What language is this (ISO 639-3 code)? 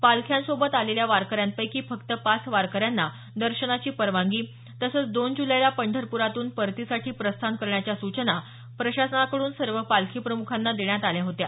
mar